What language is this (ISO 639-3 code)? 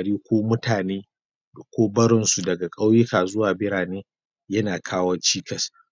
hau